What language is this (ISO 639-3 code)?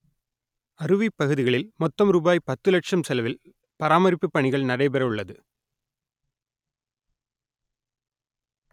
tam